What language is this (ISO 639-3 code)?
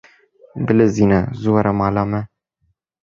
kur